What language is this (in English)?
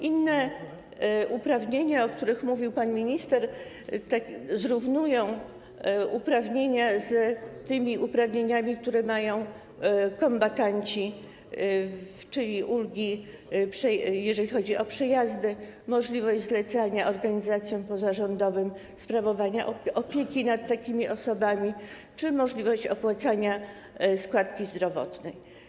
Polish